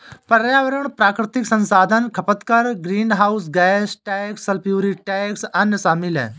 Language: Hindi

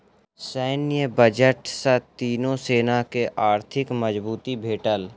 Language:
Maithili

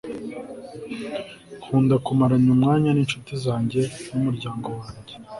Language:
Kinyarwanda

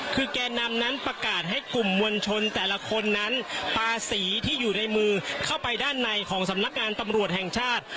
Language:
Thai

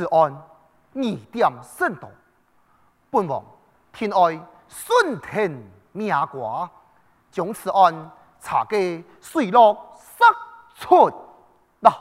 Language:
Chinese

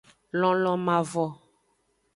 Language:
Aja (Benin)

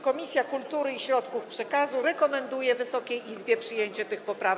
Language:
Polish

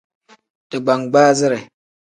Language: Tem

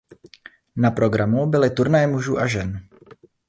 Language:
Czech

